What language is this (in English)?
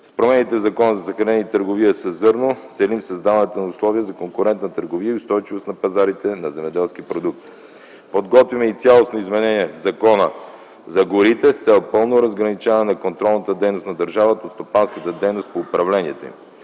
Bulgarian